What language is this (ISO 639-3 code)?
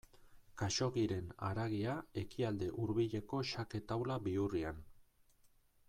eus